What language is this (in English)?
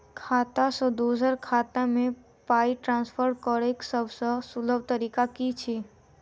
Maithili